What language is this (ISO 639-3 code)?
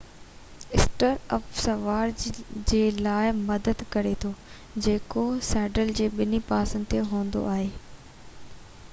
snd